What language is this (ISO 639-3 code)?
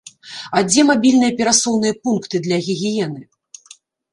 bel